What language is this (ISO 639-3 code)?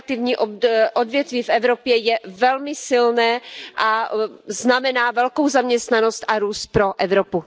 ces